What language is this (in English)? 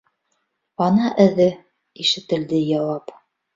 Bashkir